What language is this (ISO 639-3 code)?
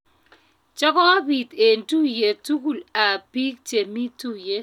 kln